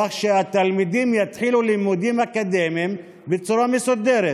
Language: Hebrew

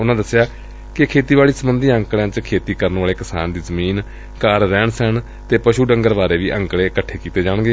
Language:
Punjabi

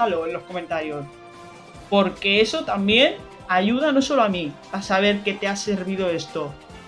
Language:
Spanish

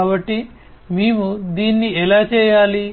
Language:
Telugu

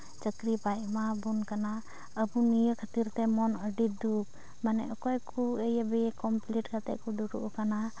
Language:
Santali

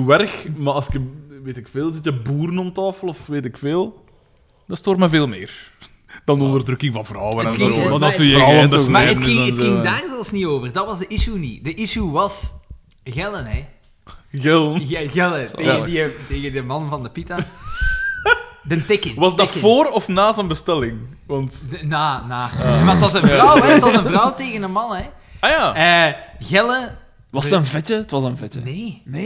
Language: Dutch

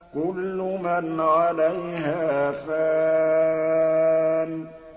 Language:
Arabic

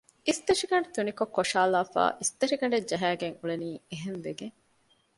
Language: Divehi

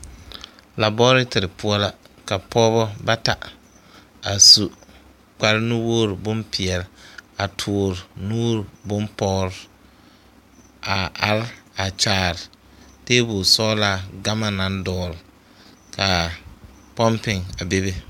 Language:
Southern Dagaare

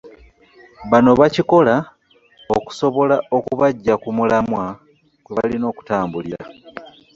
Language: Ganda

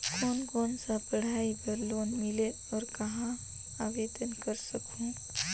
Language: Chhattisgarhi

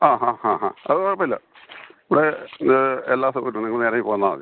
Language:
Malayalam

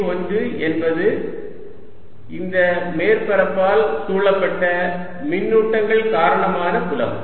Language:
Tamil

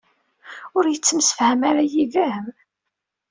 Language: Kabyle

